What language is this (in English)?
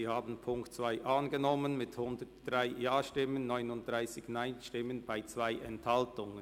Swiss German